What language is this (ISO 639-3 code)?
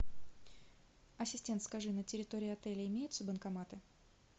rus